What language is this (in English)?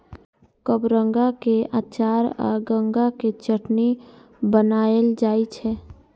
Maithili